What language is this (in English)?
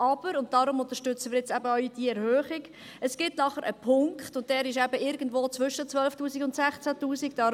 Swiss German